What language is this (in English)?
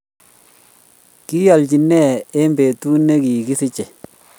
Kalenjin